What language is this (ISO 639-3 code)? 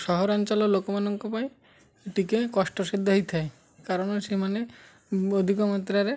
ori